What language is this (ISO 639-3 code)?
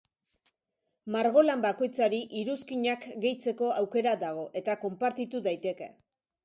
eus